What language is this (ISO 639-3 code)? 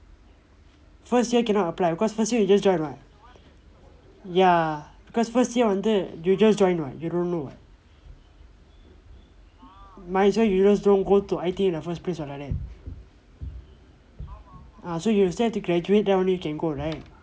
eng